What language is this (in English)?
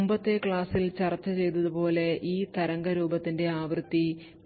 Malayalam